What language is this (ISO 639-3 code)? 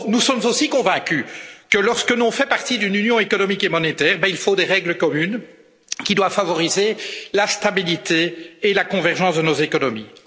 fra